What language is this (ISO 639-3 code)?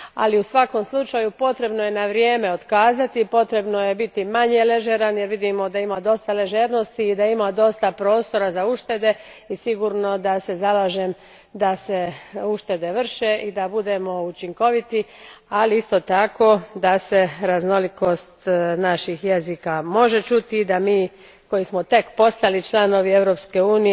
hrv